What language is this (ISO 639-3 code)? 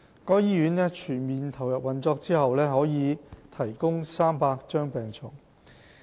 yue